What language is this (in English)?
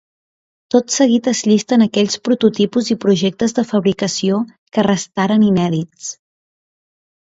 Catalan